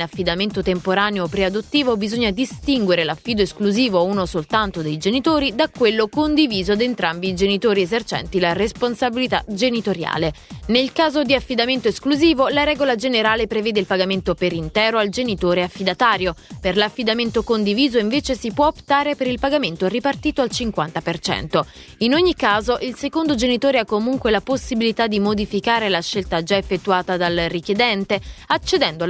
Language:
Italian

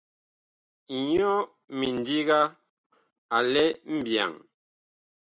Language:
Bakoko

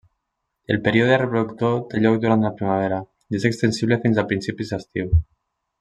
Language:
Catalan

